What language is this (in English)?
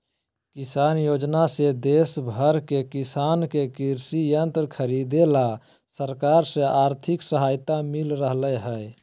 Magahi